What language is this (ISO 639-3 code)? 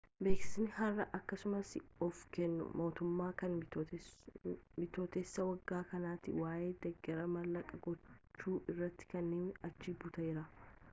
orm